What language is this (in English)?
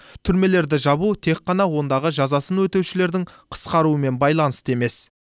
Kazakh